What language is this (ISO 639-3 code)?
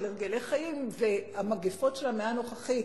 heb